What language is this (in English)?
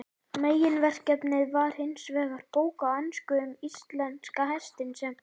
Icelandic